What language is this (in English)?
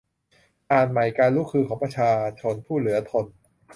Thai